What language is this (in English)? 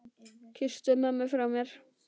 Icelandic